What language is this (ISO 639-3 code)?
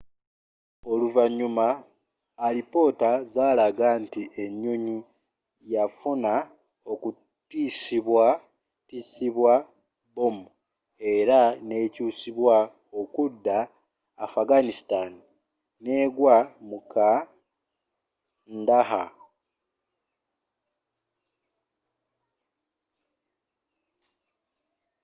lug